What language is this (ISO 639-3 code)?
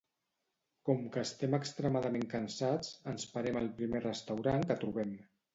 cat